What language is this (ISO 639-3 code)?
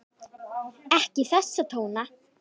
isl